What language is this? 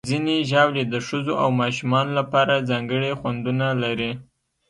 Pashto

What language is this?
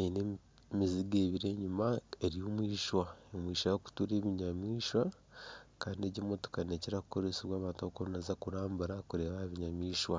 Nyankole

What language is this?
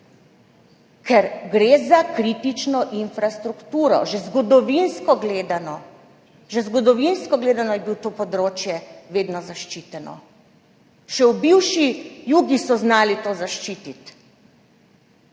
Slovenian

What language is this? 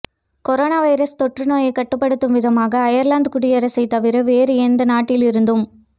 Tamil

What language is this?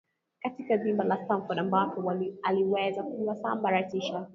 Swahili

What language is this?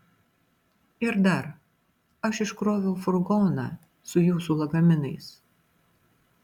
Lithuanian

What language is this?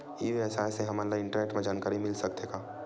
Chhattisgarhi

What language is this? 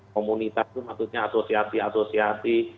Indonesian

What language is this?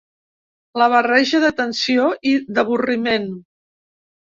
Catalan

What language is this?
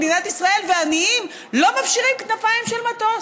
Hebrew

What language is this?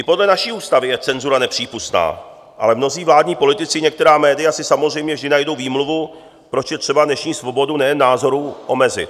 Czech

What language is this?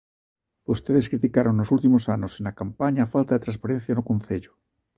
Galician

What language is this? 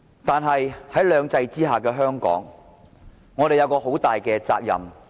Cantonese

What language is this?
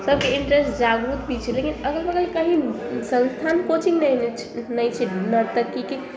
Maithili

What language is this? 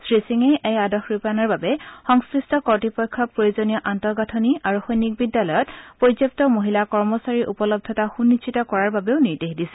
Assamese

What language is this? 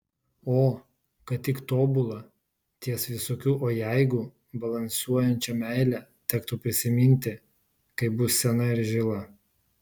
Lithuanian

